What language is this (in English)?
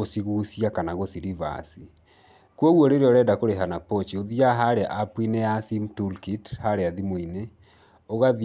Kikuyu